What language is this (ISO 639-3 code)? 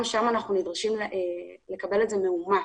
heb